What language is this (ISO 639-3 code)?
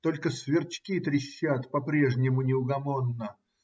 rus